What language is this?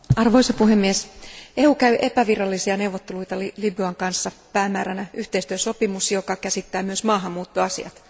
Finnish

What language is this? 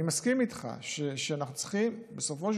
Hebrew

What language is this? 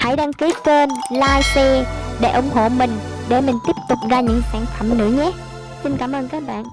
Vietnamese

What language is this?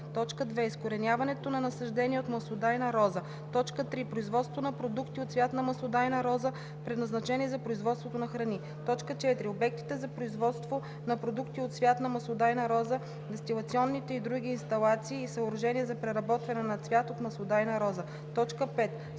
Bulgarian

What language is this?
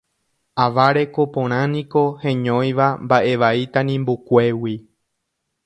Guarani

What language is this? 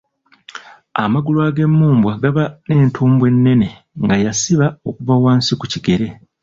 Ganda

